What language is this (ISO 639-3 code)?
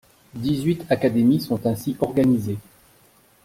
fra